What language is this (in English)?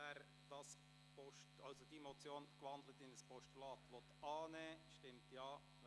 Swiss German